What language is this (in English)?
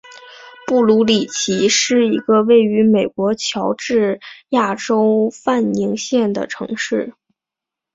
Chinese